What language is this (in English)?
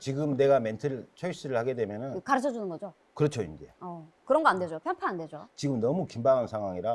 Korean